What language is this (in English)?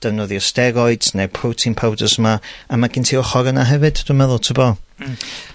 Welsh